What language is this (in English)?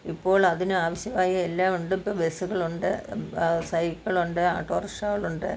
Malayalam